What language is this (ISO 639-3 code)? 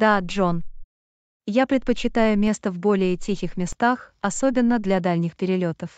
rus